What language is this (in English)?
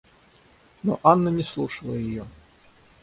Russian